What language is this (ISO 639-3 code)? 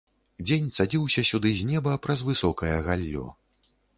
bel